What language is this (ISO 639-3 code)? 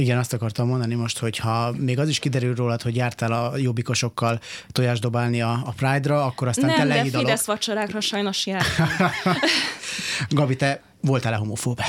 hun